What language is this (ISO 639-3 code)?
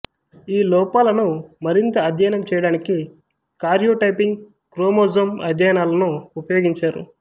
tel